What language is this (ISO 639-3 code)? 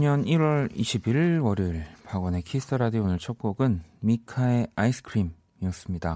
kor